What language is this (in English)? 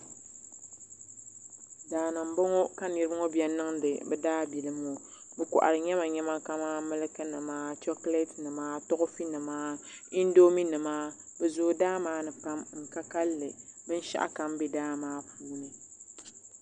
Dagbani